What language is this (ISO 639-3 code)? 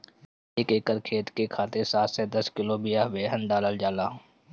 bho